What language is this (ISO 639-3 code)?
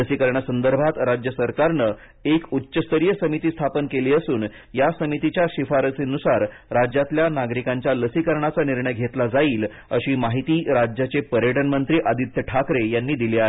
mar